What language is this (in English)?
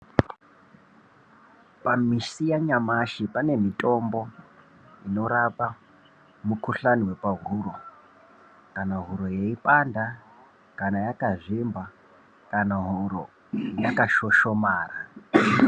Ndau